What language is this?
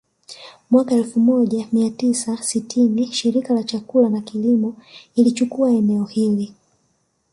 Swahili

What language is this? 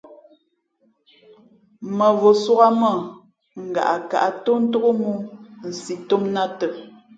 Fe'fe'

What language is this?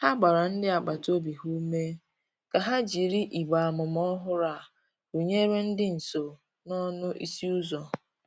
Igbo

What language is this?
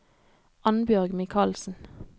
Norwegian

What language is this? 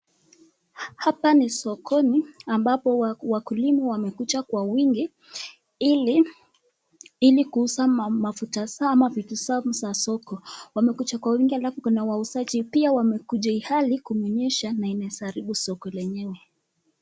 Swahili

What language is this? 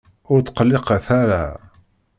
Kabyle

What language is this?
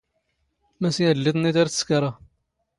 Standard Moroccan Tamazight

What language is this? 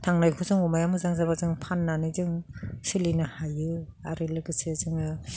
Bodo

